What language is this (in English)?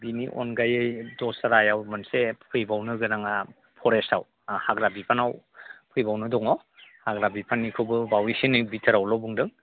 Bodo